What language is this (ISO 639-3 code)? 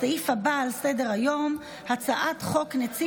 heb